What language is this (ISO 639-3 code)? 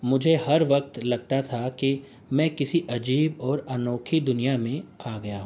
urd